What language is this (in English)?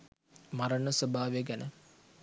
Sinhala